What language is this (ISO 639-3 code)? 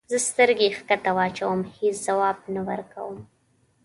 pus